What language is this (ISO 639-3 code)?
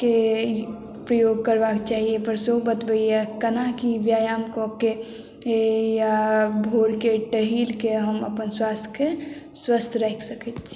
mai